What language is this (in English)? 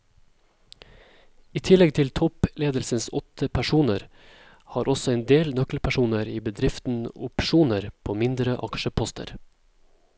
Norwegian